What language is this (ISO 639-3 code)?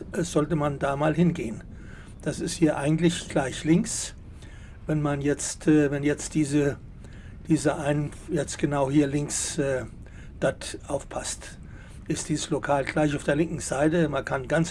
deu